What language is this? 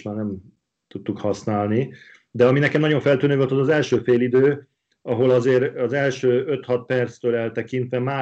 Hungarian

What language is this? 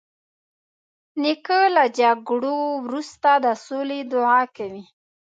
Pashto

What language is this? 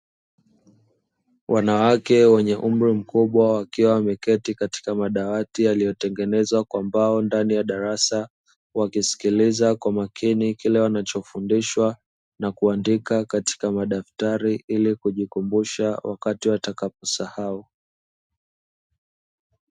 Swahili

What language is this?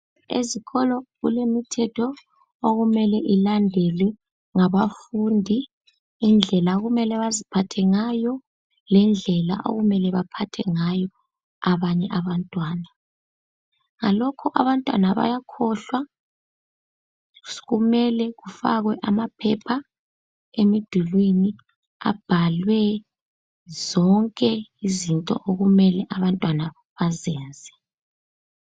North Ndebele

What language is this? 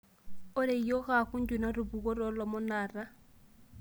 Masai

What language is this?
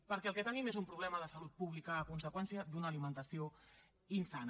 Catalan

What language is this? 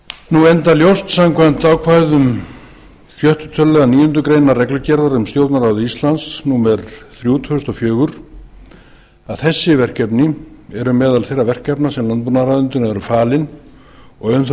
Icelandic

